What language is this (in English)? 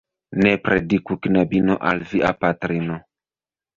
Esperanto